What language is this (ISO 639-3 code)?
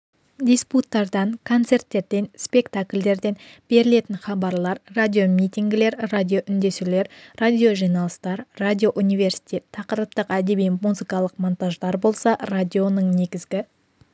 kaz